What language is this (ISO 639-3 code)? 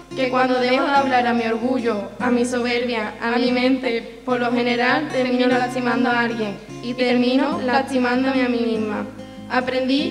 spa